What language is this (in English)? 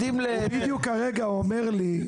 Hebrew